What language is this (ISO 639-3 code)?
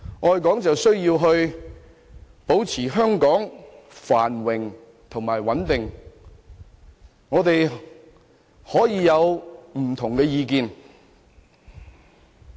yue